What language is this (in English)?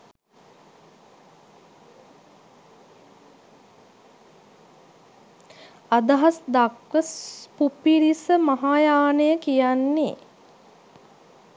Sinhala